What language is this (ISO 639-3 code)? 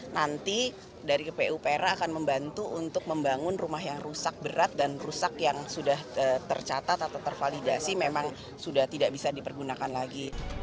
ind